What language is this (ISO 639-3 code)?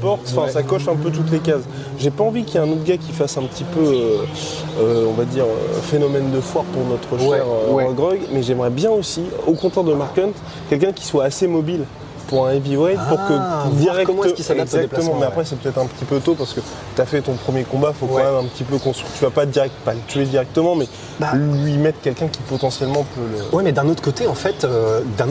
fra